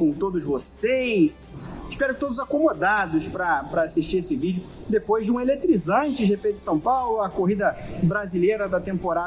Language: Portuguese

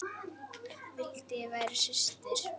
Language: Icelandic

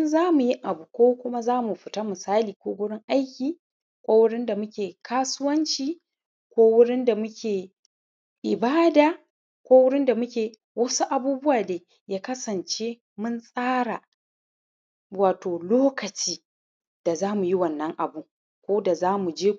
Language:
Hausa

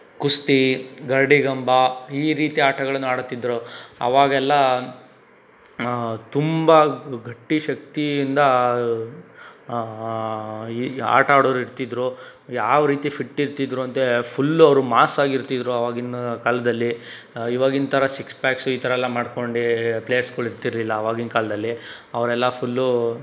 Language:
Kannada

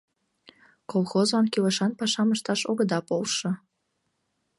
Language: Mari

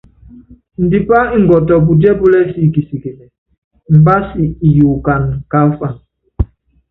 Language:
Yangben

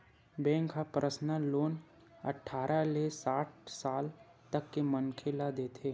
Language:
Chhattisgarhi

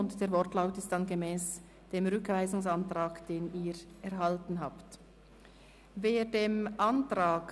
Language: Swiss German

